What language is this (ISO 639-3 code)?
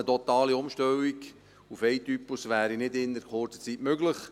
gsw